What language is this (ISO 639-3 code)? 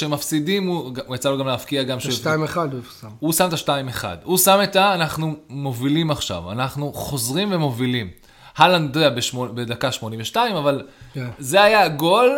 heb